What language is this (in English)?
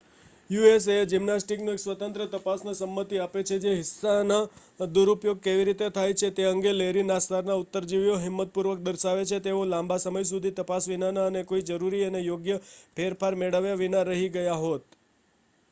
Gujarati